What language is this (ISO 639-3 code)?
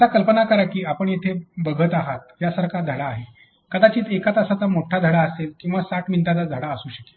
mar